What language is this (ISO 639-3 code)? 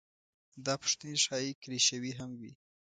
pus